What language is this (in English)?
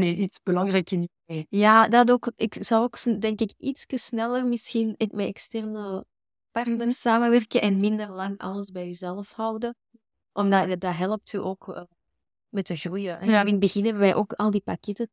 Dutch